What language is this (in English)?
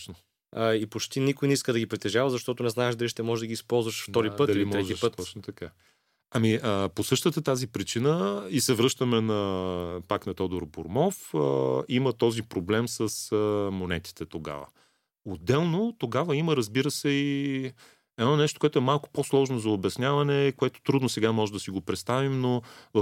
Bulgarian